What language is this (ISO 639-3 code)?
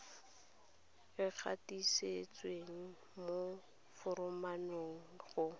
tsn